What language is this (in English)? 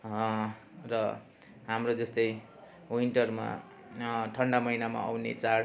Nepali